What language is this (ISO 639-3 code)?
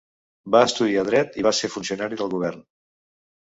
cat